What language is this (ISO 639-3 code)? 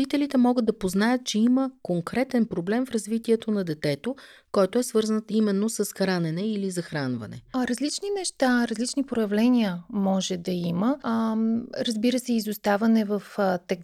bul